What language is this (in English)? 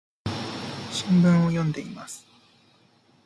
Japanese